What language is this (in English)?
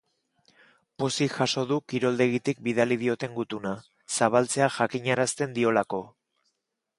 Basque